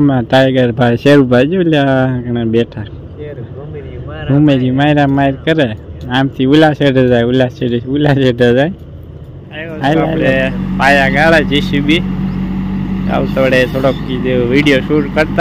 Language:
Gujarati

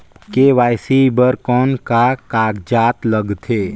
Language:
Chhattisgarhi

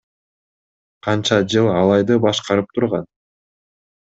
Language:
Kyrgyz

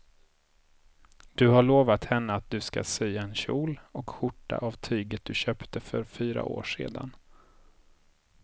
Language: Swedish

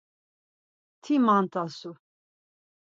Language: Laz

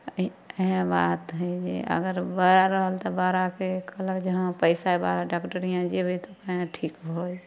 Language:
Maithili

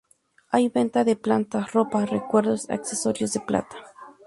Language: Spanish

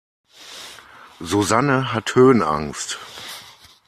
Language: German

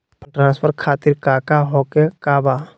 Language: Magahi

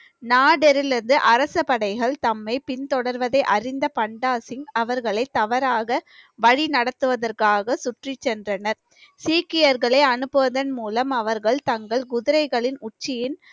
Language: Tamil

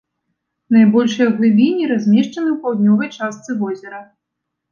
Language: Belarusian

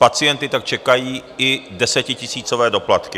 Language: Czech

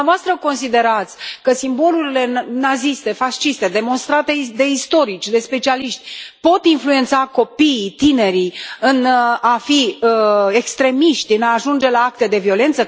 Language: Romanian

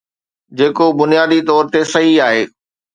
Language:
Sindhi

